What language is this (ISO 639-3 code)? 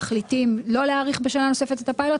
heb